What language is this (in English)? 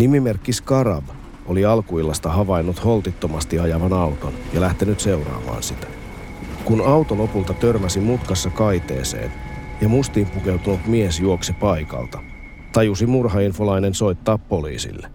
Finnish